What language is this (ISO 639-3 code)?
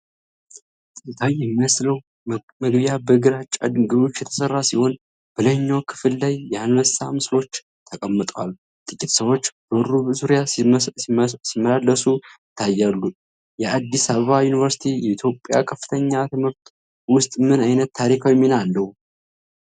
amh